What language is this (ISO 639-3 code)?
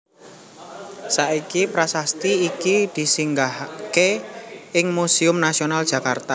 jav